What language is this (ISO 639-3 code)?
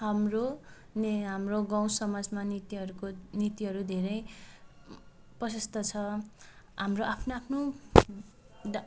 nep